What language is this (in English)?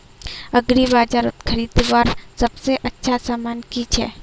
Magahi